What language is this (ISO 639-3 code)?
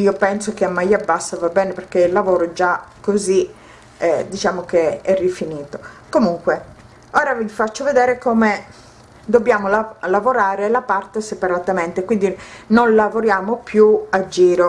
ita